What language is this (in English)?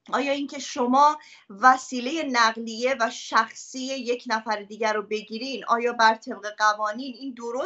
Persian